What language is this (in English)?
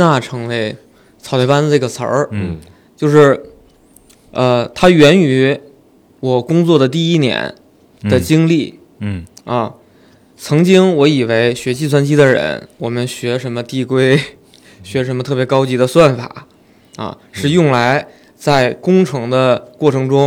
Chinese